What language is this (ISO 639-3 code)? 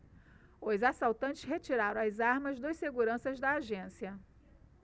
por